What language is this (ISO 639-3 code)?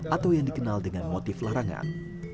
ind